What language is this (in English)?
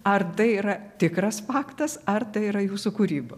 Lithuanian